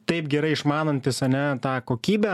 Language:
Lithuanian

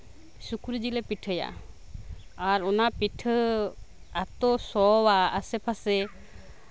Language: Santali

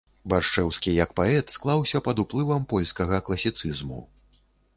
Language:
Belarusian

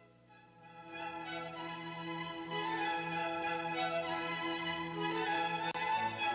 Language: Spanish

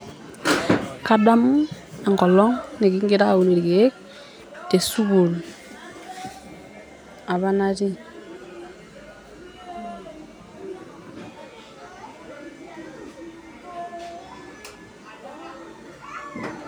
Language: Masai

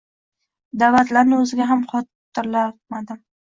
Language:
Uzbek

